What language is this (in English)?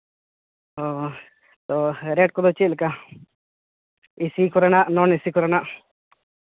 Santali